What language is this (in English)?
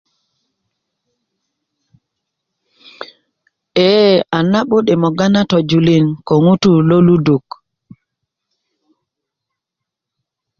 Kuku